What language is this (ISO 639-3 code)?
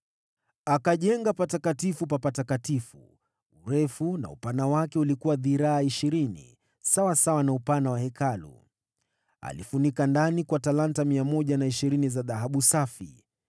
swa